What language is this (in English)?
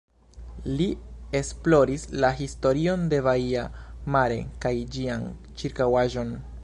Esperanto